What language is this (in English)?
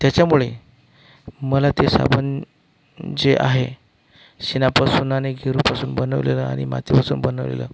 Marathi